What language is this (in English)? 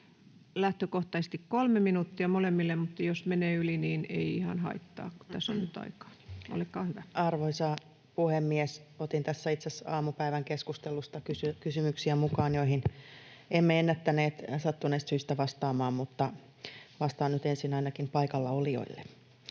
Finnish